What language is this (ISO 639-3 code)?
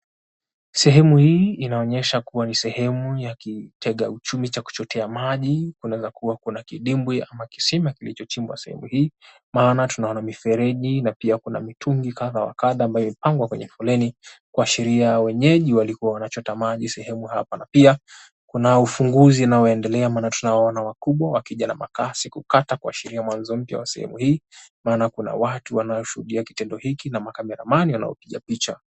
swa